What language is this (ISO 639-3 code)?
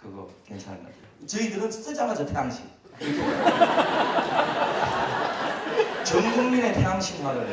kor